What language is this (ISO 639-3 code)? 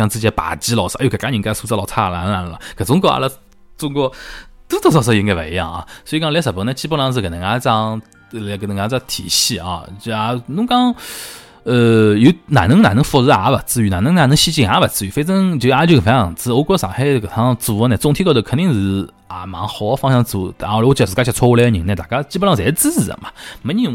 zho